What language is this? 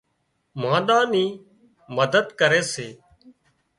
Wadiyara Koli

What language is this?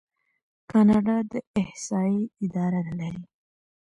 Pashto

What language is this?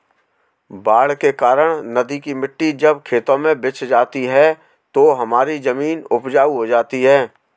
Hindi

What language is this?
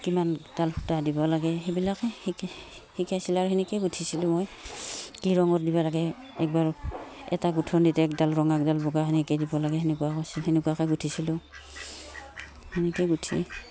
Assamese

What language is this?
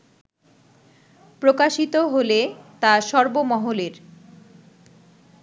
Bangla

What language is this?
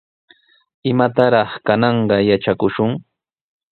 Sihuas Ancash Quechua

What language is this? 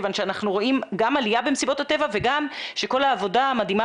Hebrew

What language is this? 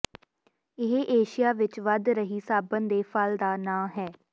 Punjabi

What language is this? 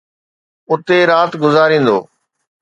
Sindhi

